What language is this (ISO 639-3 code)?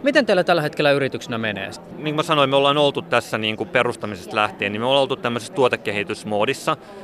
fin